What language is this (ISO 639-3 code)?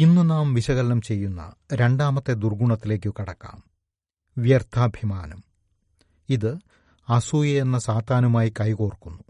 mal